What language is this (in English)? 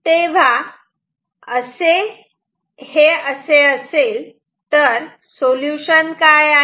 Marathi